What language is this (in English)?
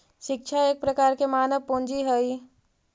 Magahi